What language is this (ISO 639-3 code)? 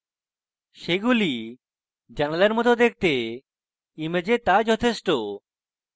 ben